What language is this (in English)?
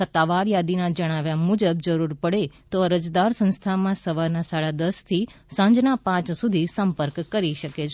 Gujarati